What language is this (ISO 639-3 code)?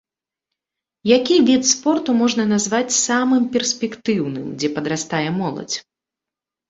bel